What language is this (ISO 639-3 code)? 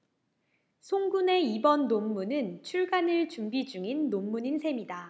kor